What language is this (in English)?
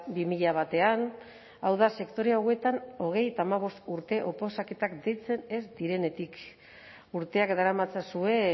Basque